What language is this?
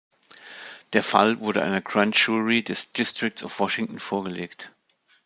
German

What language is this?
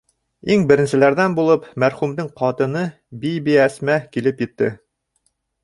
Bashkir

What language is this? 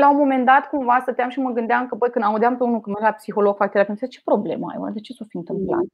Romanian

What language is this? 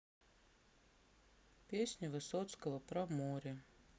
Russian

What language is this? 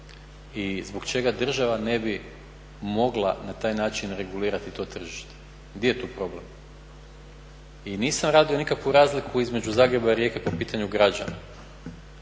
Croatian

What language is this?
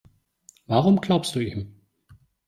German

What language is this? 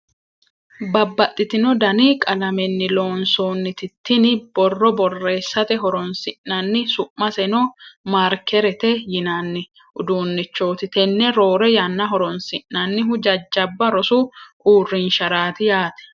Sidamo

